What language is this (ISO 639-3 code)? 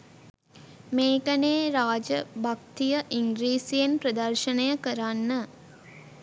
sin